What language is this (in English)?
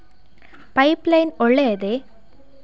Kannada